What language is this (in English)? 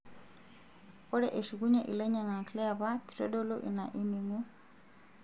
Masai